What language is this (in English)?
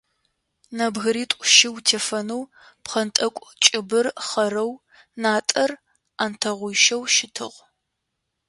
Adyghe